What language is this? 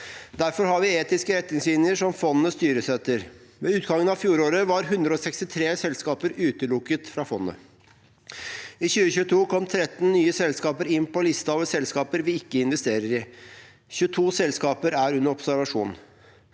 Norwegian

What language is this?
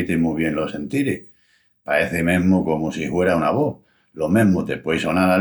Extremaduran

